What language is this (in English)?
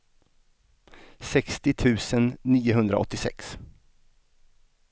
Swedish